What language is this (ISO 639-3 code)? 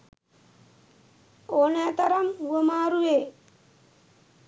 sin